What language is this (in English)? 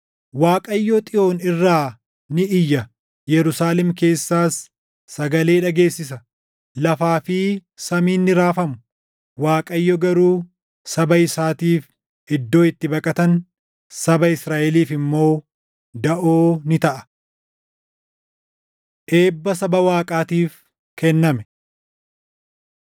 Oromo